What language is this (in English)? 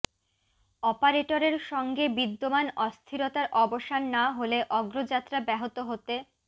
Bangla